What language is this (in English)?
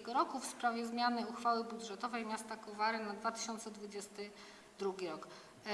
Polish